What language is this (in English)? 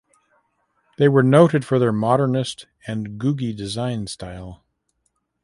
English